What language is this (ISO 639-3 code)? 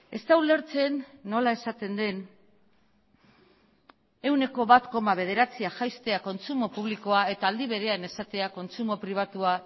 eus